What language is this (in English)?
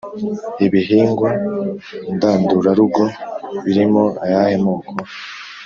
Kinyarwanda